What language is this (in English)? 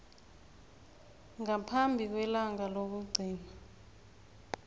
South Ndebele